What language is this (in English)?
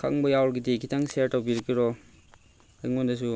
Manipuri